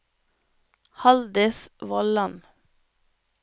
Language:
Norwegian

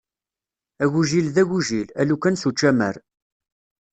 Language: Kabyle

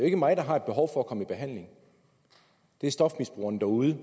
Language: Danish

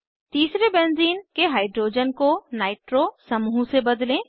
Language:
Hindi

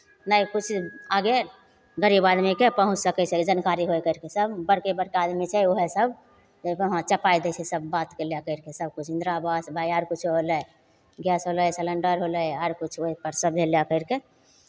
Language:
Maithili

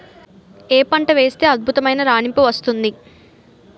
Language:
Telugu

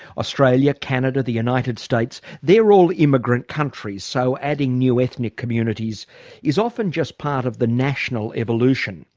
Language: English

